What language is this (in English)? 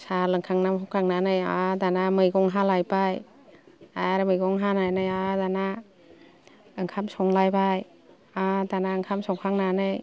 Bodo